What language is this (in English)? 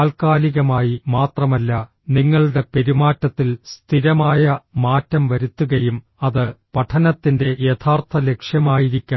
Malayalam